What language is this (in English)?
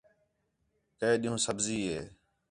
Khetrani